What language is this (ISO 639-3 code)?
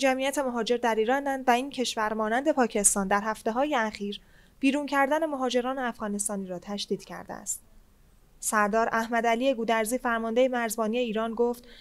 fas